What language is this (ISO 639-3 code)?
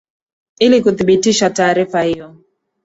swa